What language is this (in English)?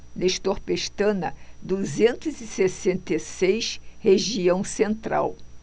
Portuguese